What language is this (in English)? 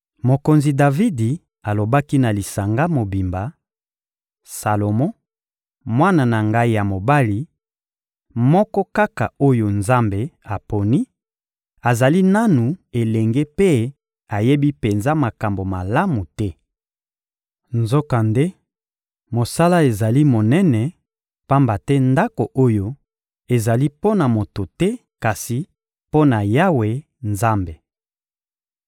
Lingala